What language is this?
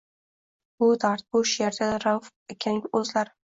Uzbek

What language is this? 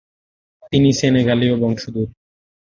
Bangla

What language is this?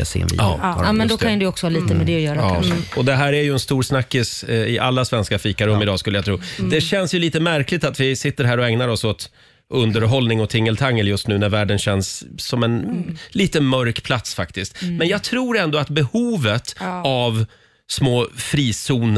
Swedish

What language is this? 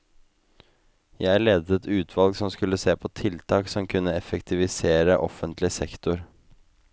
Norwegian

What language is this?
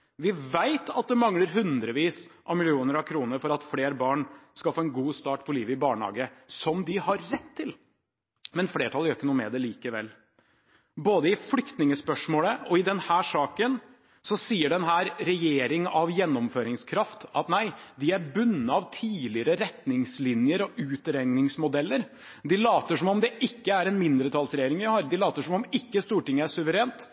Norwegian Bokmål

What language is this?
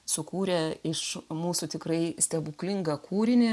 Lithuanian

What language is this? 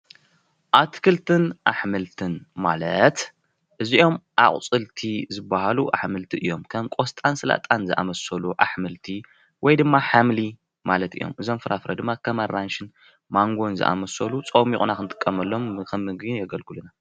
Tigrinya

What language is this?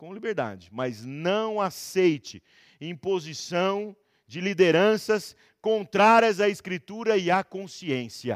Portuguese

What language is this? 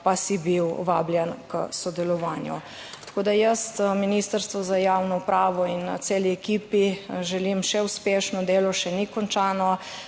Slovenian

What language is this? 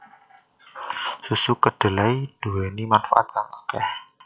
Javanese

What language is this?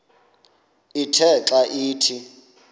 Xhosa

